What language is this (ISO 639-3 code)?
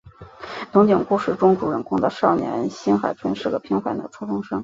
zho